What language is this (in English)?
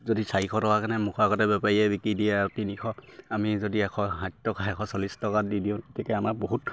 Assamese